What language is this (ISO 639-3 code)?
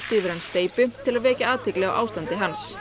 isl